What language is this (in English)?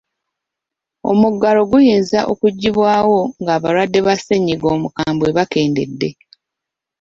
Ganda